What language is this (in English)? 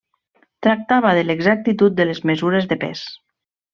Catalan